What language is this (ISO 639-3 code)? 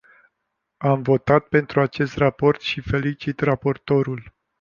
ron